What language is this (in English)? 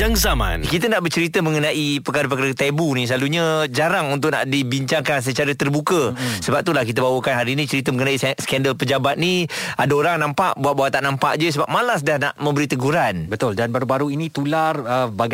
Malay